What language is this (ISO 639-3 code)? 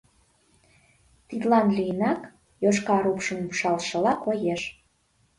chm